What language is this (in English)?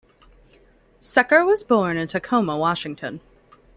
English